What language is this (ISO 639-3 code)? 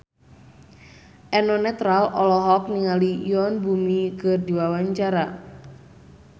sun